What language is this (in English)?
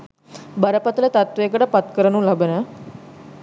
Sinhala